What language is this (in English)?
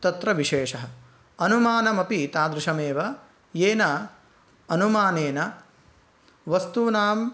Sanskrit